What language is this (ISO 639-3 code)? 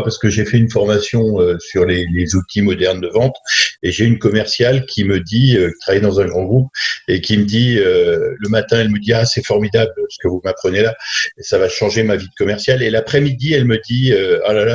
fra